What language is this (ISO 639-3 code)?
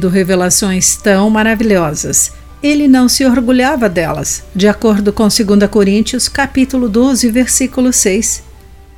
por